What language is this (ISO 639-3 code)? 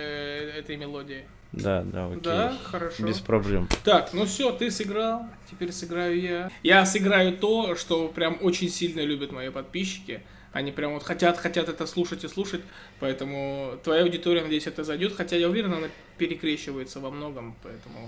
rus